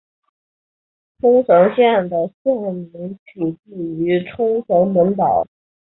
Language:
Chinese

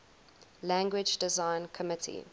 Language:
English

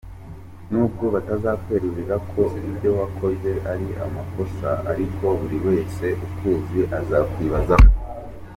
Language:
Kinyarwanda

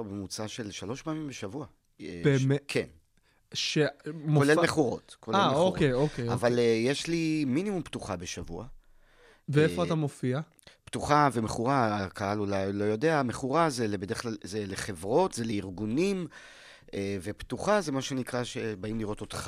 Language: Hebrew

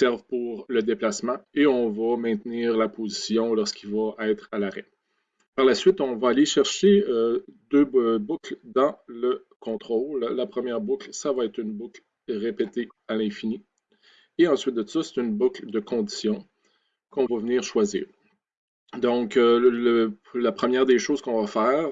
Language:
French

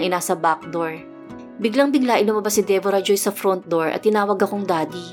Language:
Filipino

